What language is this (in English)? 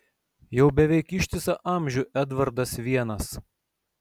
Lithuanian